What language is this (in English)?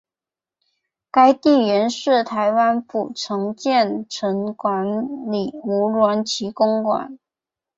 Chinese